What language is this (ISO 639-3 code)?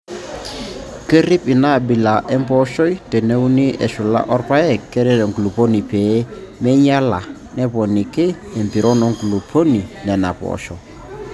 mas